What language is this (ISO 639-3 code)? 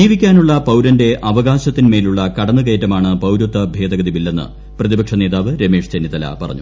mal